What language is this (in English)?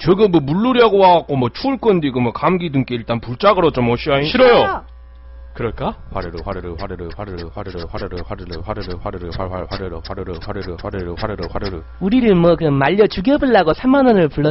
Korean